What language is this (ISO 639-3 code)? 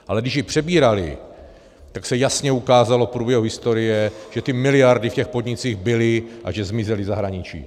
ces